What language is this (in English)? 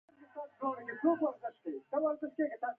Pashto